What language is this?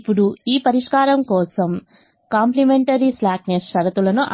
Telugu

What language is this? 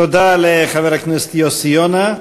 Hebrew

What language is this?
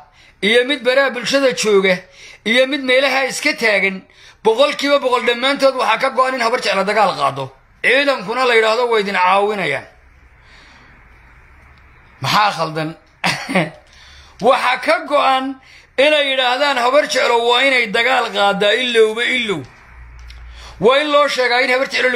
Arabic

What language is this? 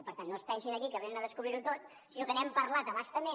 Catalan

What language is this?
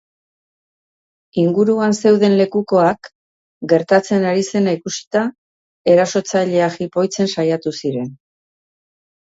Basque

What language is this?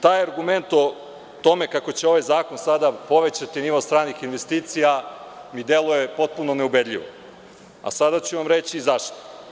Serbian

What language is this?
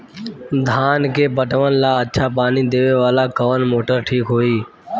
Bhojpuri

